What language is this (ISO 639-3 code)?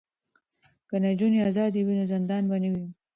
pus